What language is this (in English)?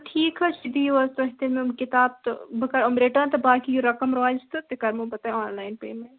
Kashmiri